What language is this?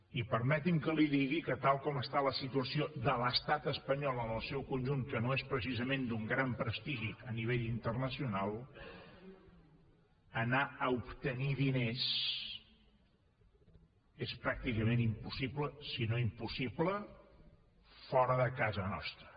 Catalan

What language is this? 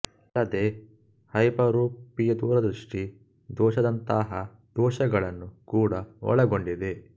Kannada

